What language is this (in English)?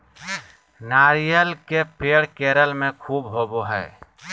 Magahi